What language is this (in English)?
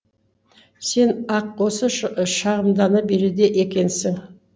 Kazakh